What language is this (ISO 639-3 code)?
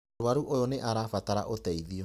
kik